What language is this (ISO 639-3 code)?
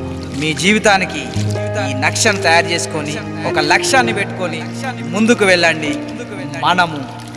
tel